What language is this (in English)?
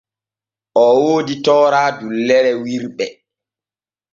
Borgu Fulfulde